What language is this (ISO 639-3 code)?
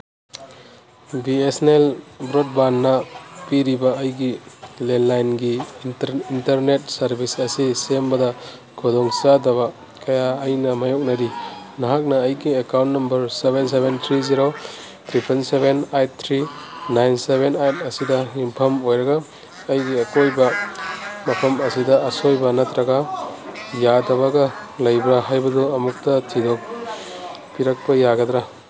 mni